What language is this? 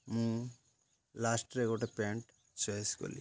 Odia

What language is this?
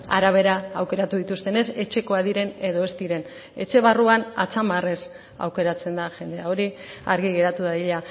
Basque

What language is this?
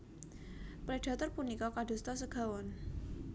Javanese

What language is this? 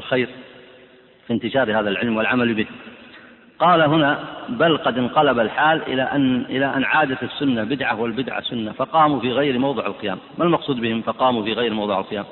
Arabic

